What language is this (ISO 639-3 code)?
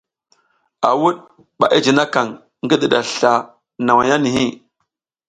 giz